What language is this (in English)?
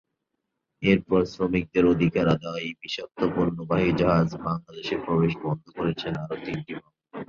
Bangla